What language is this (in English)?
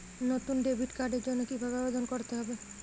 Bangla